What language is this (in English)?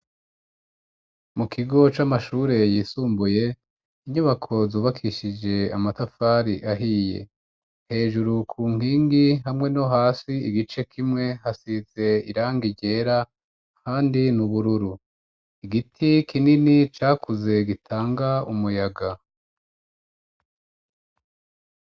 Rundi